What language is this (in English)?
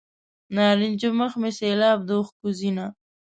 Pashto